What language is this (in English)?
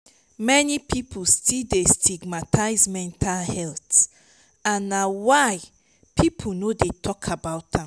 Nigerian Pidgin